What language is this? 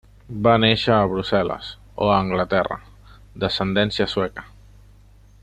Catalan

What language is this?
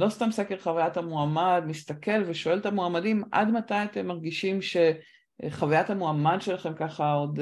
Hebrew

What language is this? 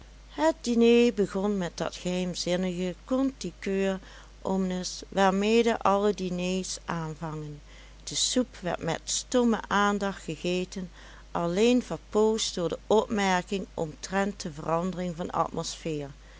Dutch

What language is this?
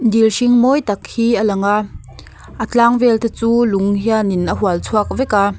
Mizo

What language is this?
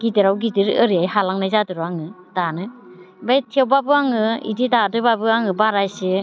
Bodo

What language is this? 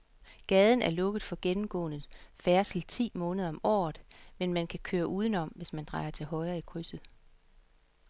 Danish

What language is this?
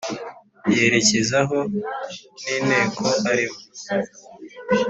Kinyarwanda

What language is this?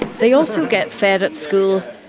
English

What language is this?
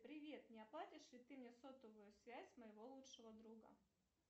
Russian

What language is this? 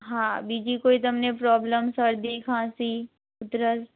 Gujarati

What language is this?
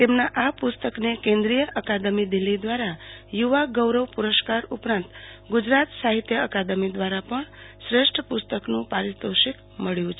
Gujarati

